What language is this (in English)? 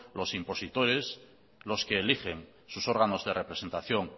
Spanish